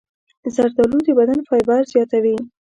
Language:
Pashto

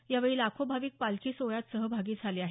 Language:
Marathi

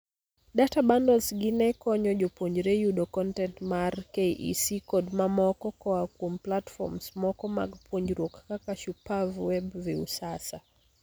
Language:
Luo (Kenya and Tanzania)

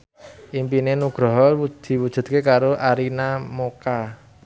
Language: Javanese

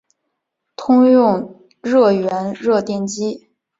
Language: Chinese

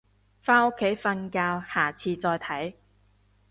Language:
Cantonese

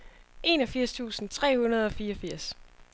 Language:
Danish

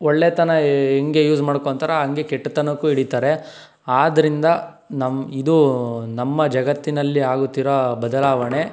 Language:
Kannada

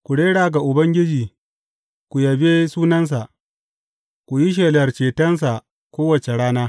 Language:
Hausa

